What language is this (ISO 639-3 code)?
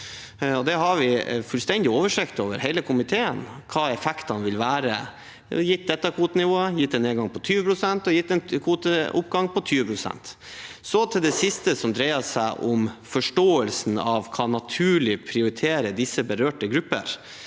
nor